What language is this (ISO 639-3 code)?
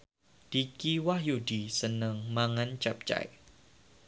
jav